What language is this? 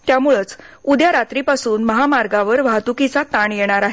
Marathi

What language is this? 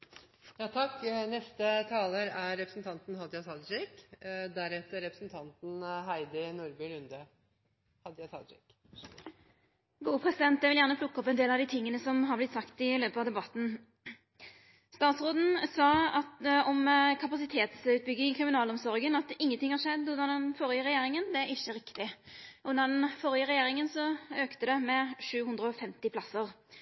Norwegian Nynorsk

